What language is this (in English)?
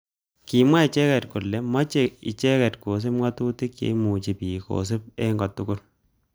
Kalenjin